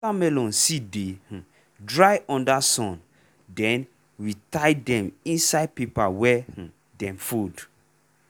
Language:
Nigerian Pidgin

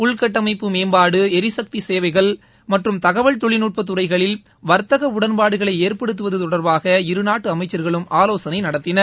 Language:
Tamil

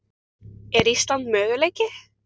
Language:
Icelandic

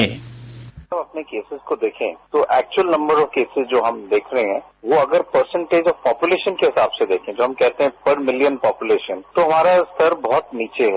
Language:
Hindi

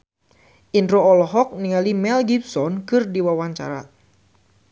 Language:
Sundanese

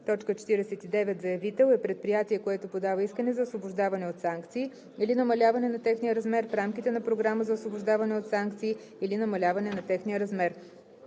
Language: Bulgarian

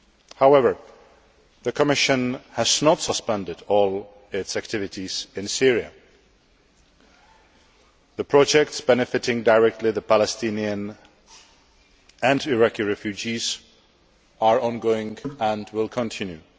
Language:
English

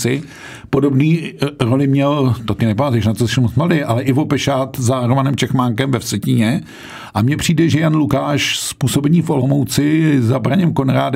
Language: Czech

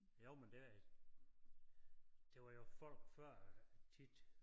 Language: Danish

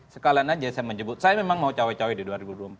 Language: Indonesian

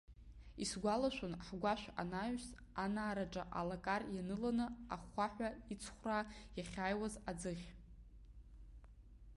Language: Abkhazian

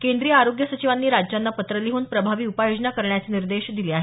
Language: Marathi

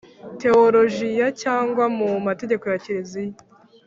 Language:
Kinyarwanda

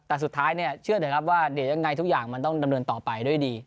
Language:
Thai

